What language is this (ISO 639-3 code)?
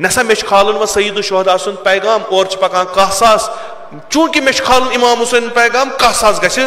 tur